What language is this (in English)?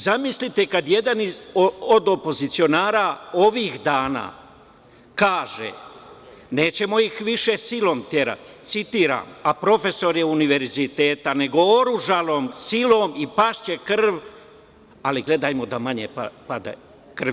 Serbian